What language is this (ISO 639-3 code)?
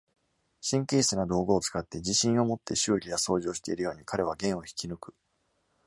jpn